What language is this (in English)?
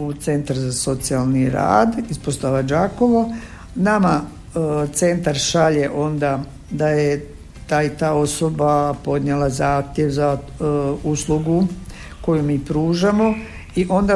Croatian